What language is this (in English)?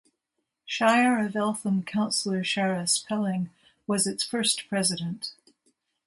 English